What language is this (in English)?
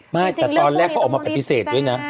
Thai